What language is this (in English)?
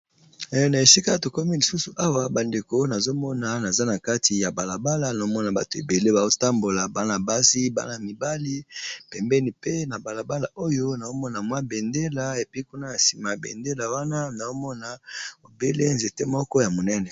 Lingala